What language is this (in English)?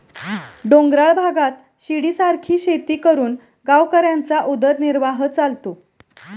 Marathi